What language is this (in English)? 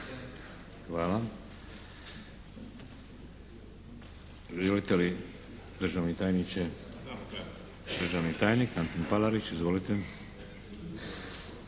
Croatian